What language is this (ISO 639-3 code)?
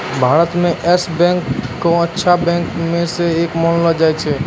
mai